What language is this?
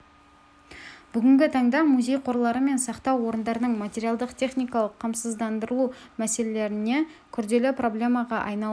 Kazakh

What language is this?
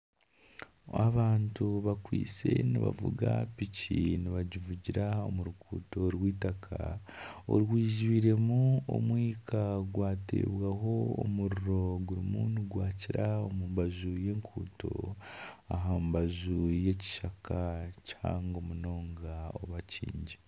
Nyankole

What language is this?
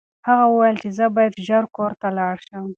Pashto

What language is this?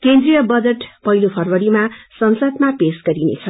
Nepali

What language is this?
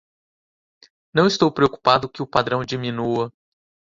Portuguese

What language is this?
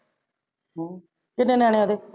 Punjabi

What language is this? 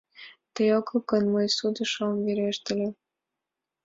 Mari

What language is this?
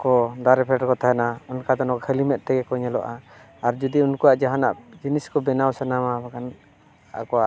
Santali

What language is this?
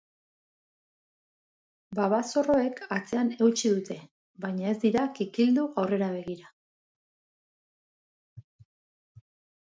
Basque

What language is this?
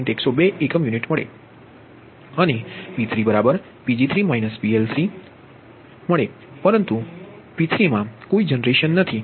Gujarati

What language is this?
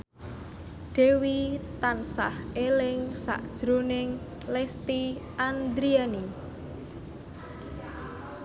Javanese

